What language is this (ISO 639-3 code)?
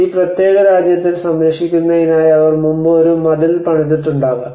mal